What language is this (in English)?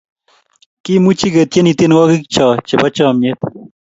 Kalenjin